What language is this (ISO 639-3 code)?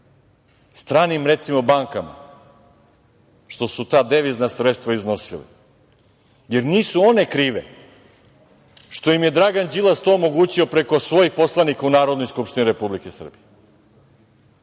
srp